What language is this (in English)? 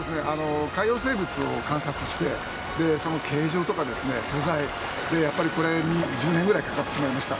Japanese